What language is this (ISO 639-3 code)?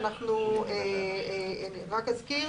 heb